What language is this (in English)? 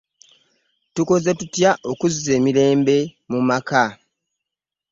Ganda